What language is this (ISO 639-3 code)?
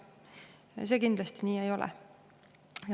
est